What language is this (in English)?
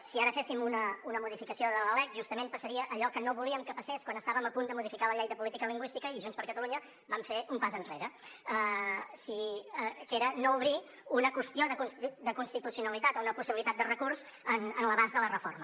Catalan